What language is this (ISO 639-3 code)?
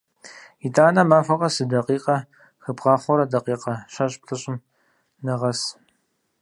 kbd